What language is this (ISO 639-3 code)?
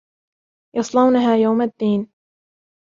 ara